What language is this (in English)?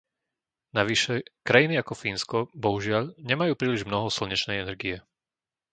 Slovak